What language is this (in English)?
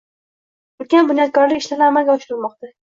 Uzbek